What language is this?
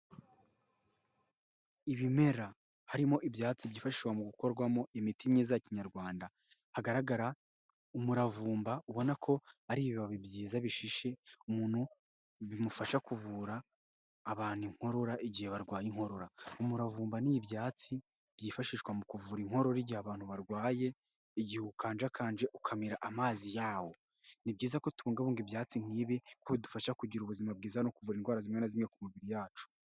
Kinyarwanda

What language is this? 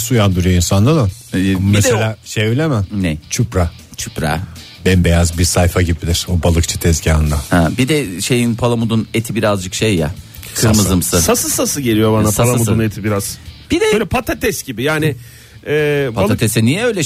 Turkish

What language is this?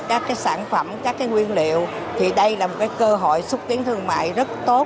Vietnamese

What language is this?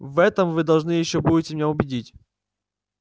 Russian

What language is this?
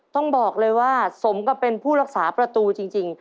Thai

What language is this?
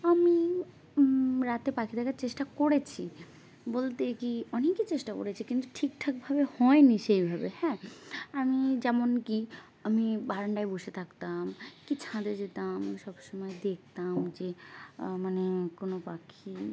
Bangla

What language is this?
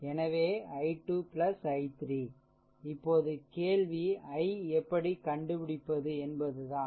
Tamil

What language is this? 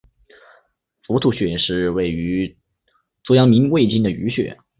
Chinese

